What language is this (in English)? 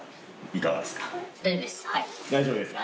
Japanese